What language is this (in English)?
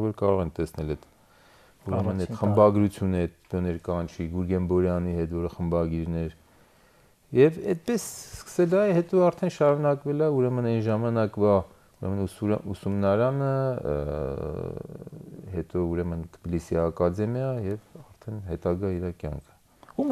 Turkish